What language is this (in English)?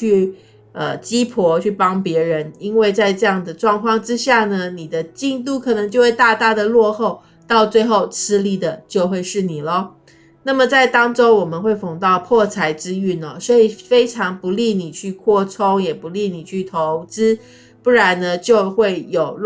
Chinese